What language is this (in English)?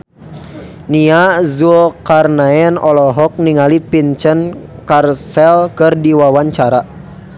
Sundanese